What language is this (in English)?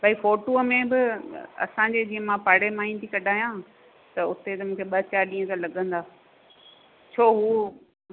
Sindhi